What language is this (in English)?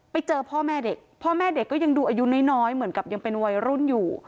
Thai